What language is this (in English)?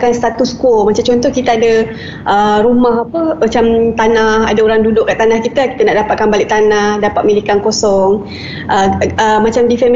Malay